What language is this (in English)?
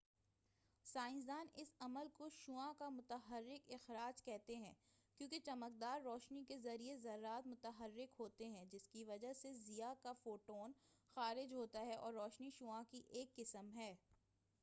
Urdu